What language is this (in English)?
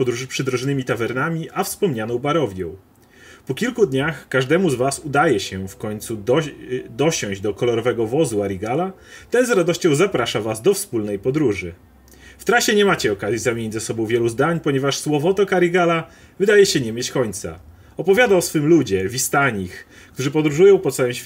Polish